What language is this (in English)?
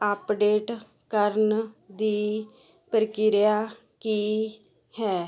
Punjabi